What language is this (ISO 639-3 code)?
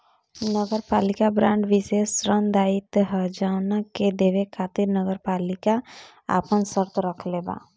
bho